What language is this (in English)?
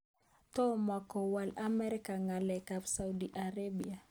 Kalenjin